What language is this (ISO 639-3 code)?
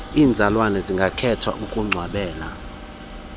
xho